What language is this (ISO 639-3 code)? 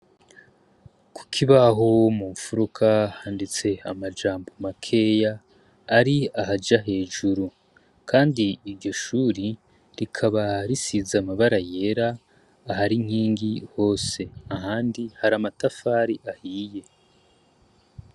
run